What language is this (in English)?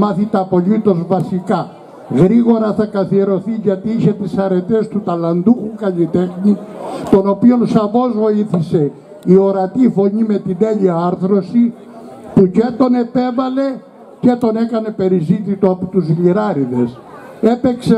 Greek